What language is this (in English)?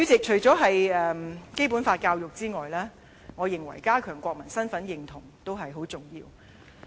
Cantonese